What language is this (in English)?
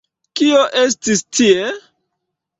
Esperanto